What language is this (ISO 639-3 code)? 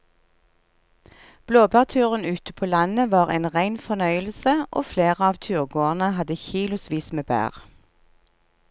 nor